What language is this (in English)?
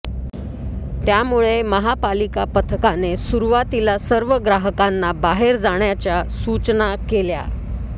Marathi